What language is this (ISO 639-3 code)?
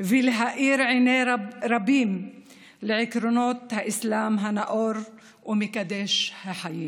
heb